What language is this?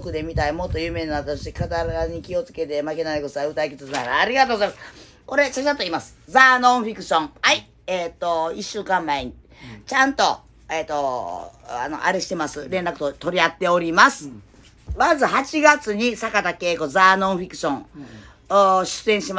Japanese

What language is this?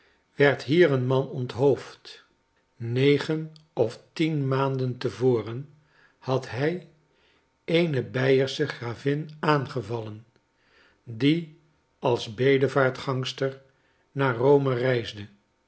Dutch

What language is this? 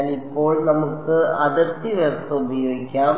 Malayalam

